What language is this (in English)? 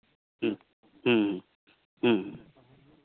Santali